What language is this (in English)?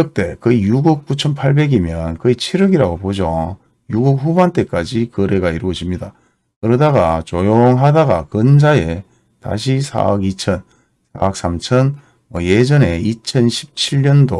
Korean